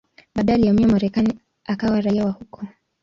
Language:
Swahili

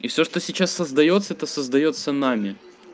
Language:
Russian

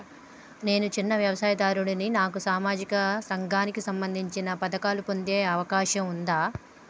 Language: Telugu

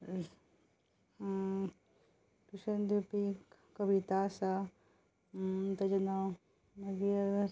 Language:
Konkani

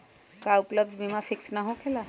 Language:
Magahi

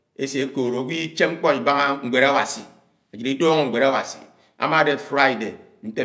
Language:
Anaang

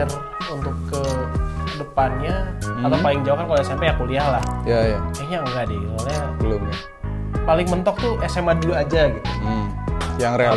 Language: Indonesian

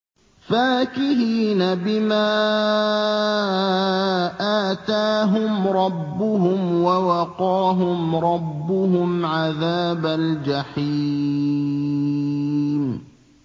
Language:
Arabic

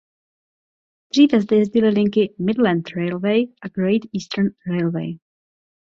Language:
Czech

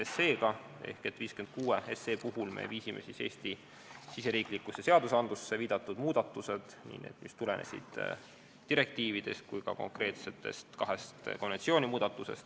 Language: Estonian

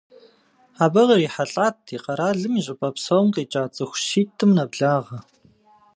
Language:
Kabardian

